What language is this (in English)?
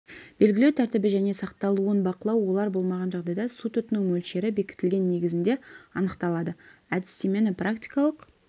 Kazakh